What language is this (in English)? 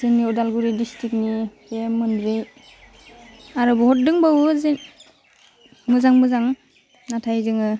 Bodo